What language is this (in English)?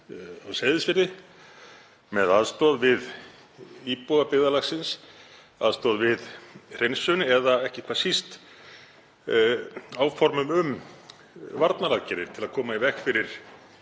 Icelandic